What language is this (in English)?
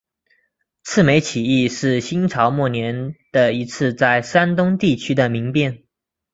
Chinese